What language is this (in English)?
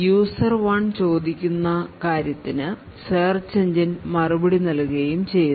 Malayalam